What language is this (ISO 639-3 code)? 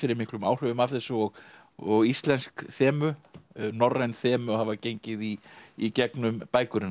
isl